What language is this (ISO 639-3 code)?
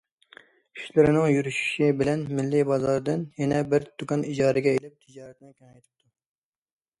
uig